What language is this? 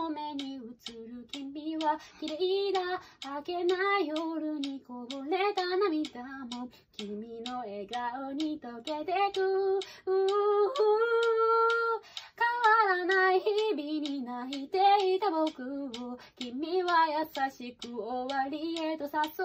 Japanese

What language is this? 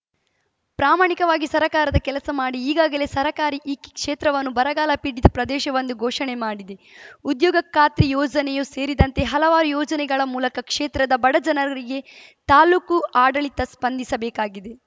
Kannada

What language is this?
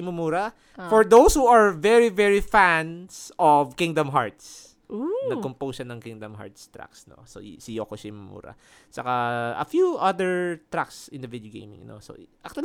Filipino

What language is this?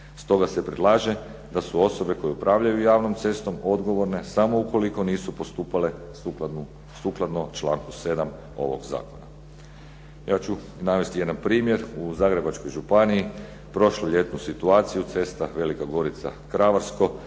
Croatian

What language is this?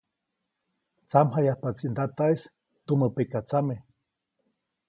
Copainalá Zoque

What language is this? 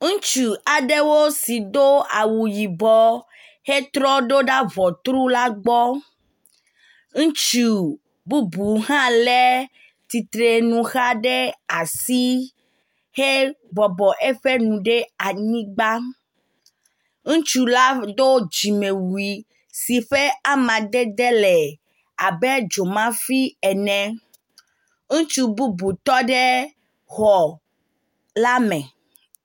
Ewe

